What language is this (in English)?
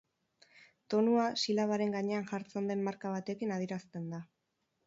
Basque